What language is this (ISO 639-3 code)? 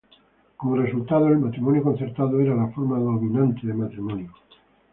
spa